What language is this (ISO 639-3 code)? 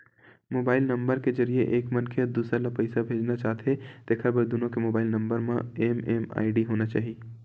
hne